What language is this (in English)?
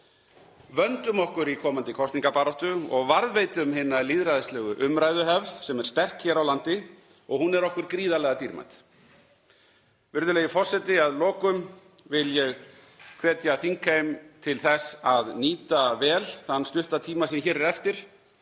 Icelandic